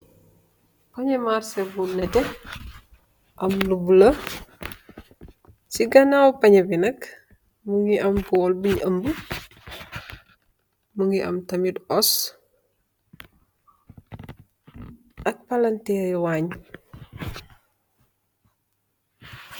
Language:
Wolof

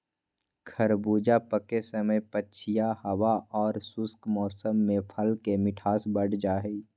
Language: Magahi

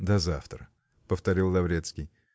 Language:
Russian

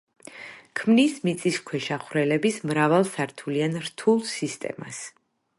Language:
Georgian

